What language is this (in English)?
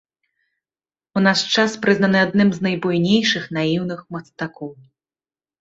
Belarusian